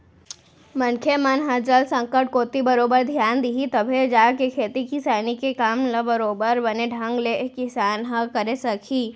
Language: Chhattisgarhi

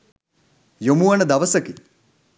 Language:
Sinhala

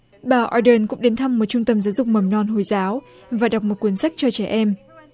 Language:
Vietnamese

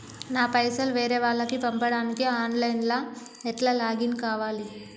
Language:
Telugu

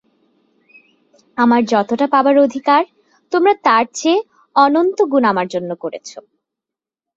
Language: Bangla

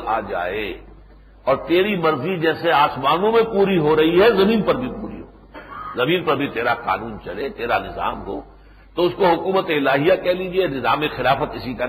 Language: Urdu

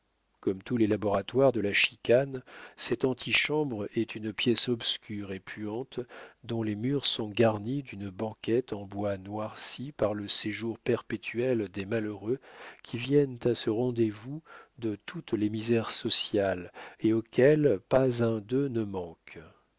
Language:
French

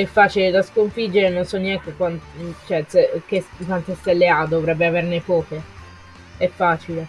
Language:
Italian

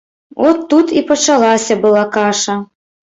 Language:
Belarusian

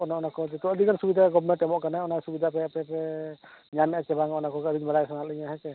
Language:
Santali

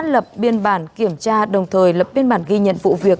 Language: Vietnamese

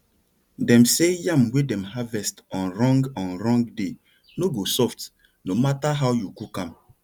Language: Nigerian Pidgin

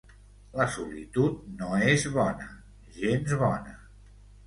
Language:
Catalan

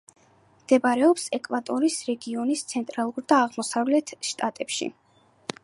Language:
Georgian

